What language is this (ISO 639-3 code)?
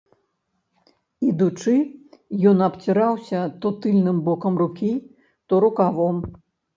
bel